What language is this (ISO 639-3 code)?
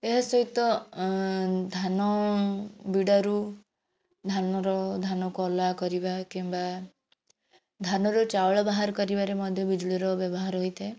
ori